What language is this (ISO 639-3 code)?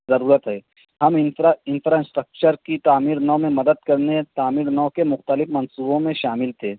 urd